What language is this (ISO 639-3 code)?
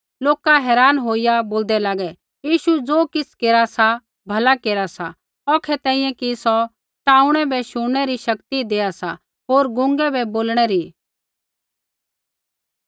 kfx